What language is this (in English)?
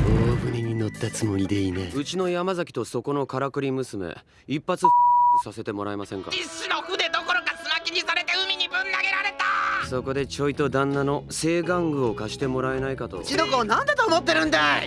Japanese